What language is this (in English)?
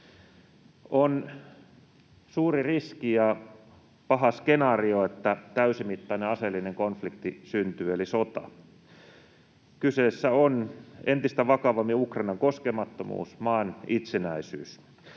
Finnish